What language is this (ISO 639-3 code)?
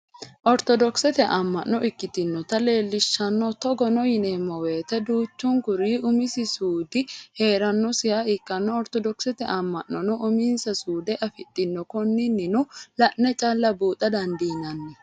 sid